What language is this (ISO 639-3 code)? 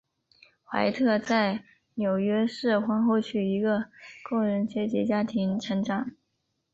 zho